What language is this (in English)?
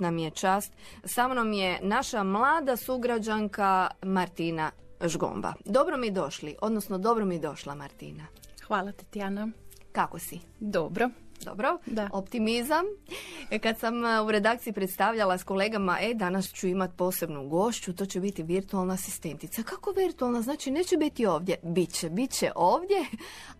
Croatian